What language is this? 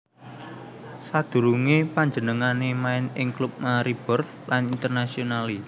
Javanese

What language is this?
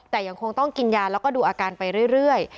Thai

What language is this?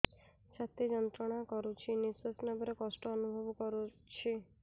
Odia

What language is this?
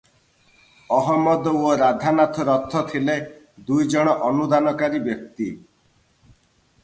Odia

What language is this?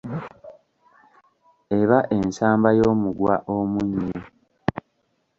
Ganda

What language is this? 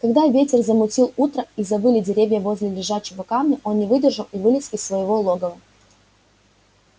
Russian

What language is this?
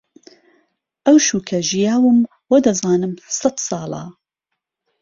Central Kurdish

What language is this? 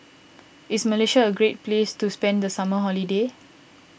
English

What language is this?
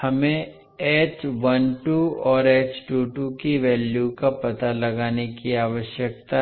Hindi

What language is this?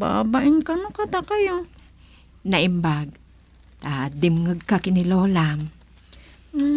Filipino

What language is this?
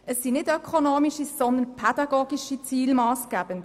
Swiss German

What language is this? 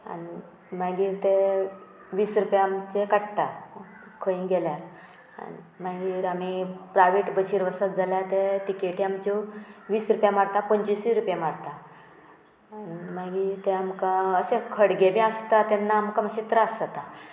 Konkani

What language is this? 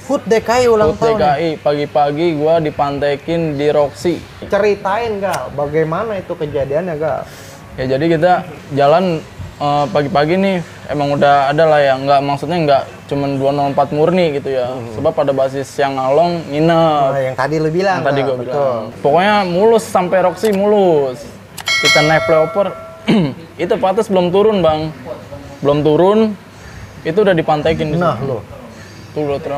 Indonesian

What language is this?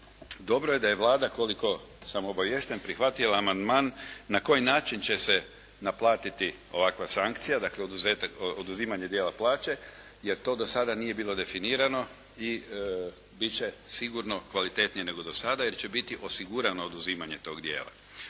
Croatian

